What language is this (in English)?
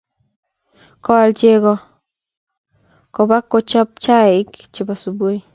Kalenjin